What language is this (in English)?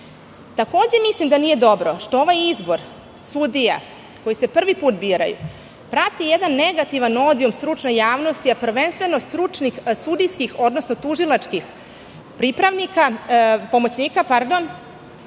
Serbian